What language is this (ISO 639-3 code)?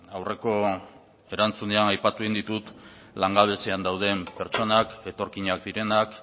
eus